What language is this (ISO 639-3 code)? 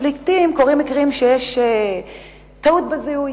heb